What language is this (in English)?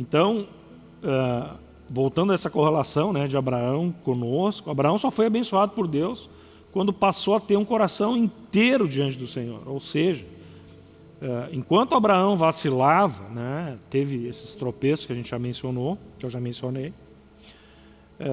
Portuguese